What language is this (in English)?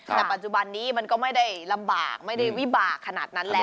Thai